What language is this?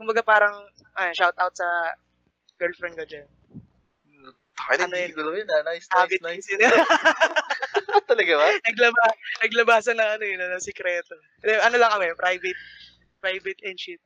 Filipino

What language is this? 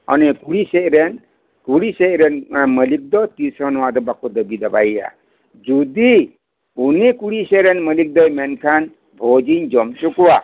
Santali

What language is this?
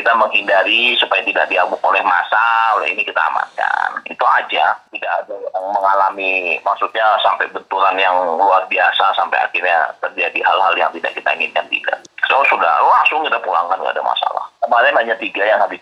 Indonesian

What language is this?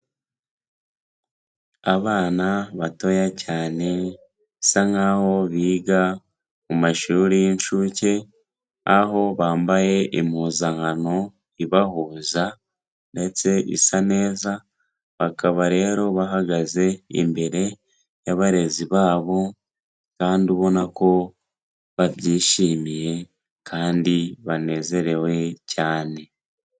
Kinyarwanda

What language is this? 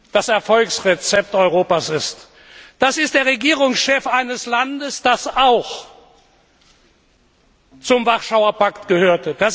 German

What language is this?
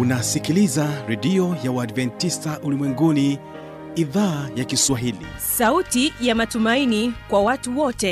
Swahili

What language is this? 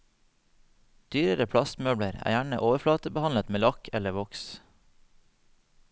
Norwegian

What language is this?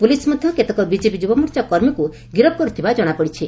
Odia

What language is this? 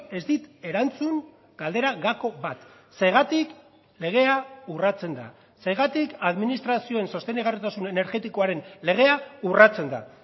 Basque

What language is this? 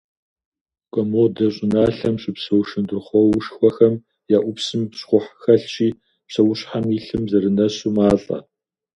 Kabardian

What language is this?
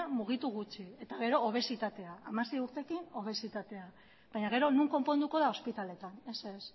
Basque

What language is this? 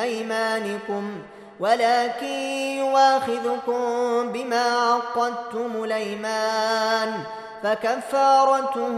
Arabic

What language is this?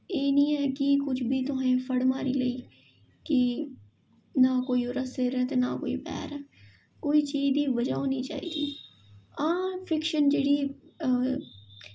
Dogri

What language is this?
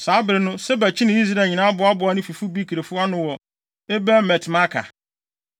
Akan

